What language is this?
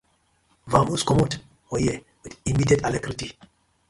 Nigerian Pidgin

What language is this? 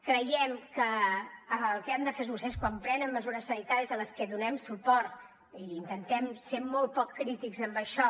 Catalan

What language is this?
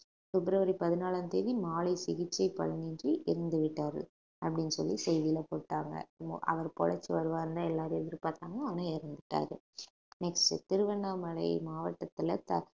Tamil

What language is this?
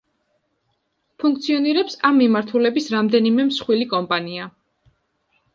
Georgian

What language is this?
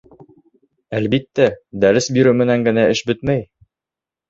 Bashkir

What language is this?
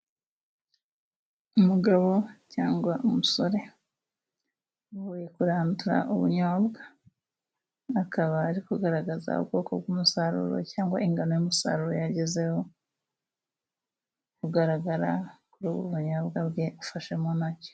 Kinyarwanda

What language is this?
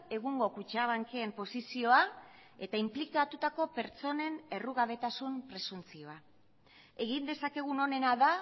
Basque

